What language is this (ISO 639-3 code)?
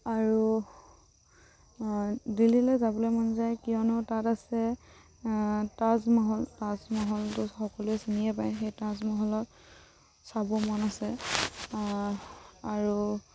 asm